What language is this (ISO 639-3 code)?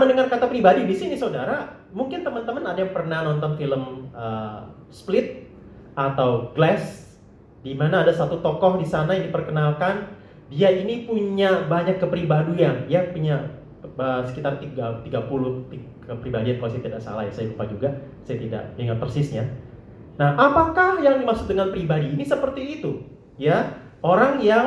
ind